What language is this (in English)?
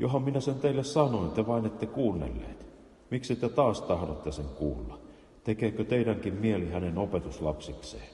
Finnish